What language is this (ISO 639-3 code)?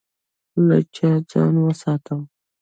pus